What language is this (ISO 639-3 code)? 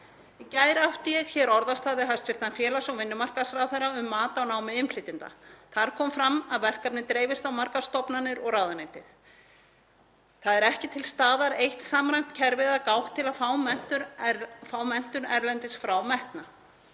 isl